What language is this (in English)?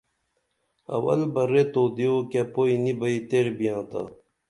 Dameli